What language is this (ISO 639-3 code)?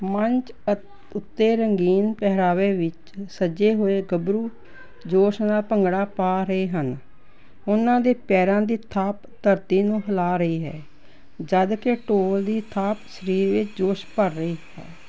pan